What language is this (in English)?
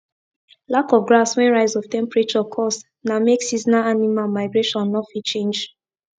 Nigerian Pidgin